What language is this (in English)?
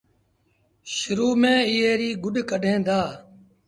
Sindhi Bhil